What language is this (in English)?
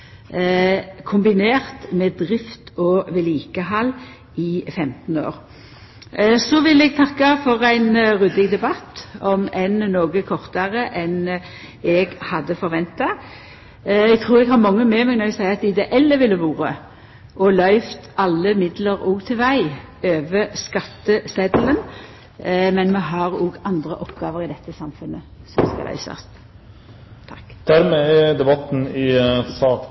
Norwegian